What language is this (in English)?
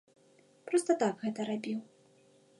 Belarusian